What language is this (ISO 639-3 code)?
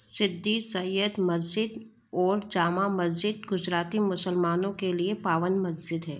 hin